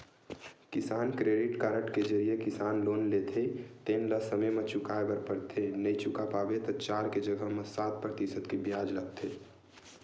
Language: Chhattisgarhi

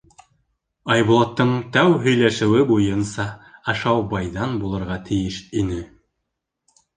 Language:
Bashkir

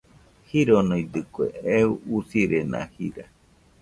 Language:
Nüpode Huitoto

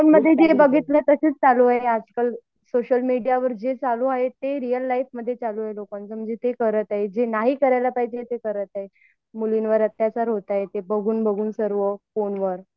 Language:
Marathi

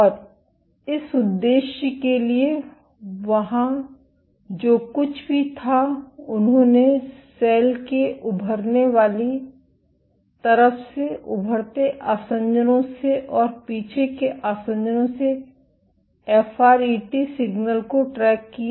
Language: Hindi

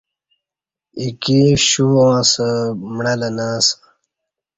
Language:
Kati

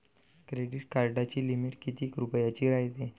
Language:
Marathi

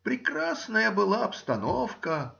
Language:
Russian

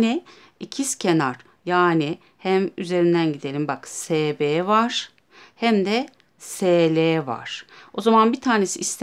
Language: Turkish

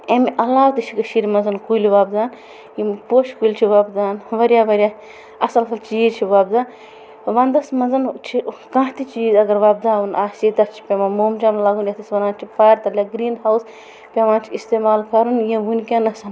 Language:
Kashmiri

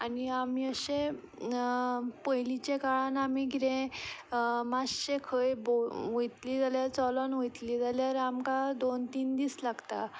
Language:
Konkani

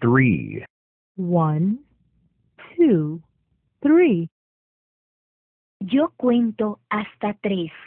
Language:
Spanish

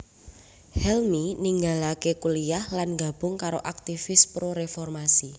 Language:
Javanese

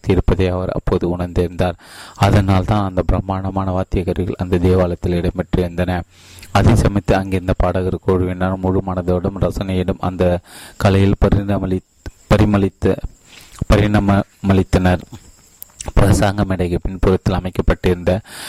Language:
Tamil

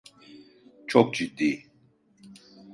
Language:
Turkish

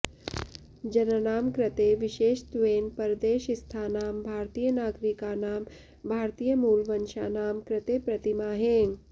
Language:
Sanskrit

